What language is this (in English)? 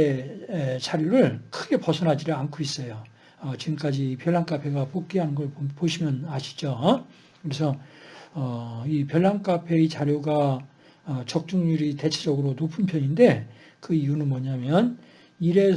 Korean